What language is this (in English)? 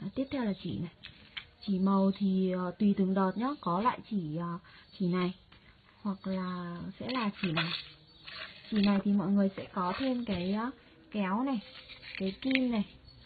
Vietnamese